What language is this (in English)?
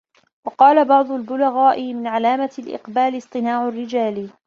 Arabic